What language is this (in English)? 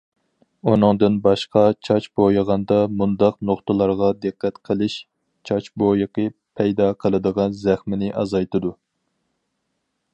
Uyghur